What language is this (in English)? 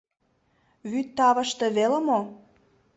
Mari